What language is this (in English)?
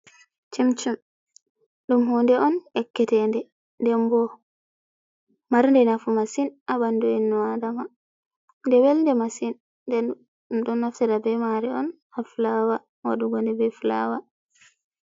Fula